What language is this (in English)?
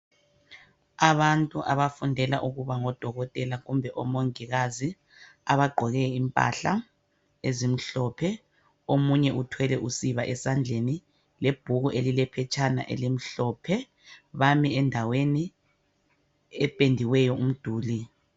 North Ndebele